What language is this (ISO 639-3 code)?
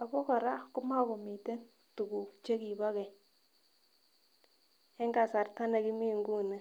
kln